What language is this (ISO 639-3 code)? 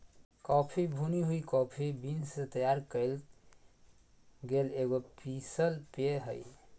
mag